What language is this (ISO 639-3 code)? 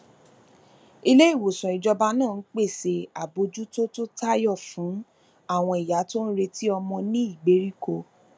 yor